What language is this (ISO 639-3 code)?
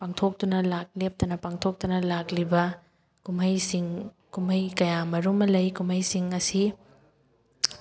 mni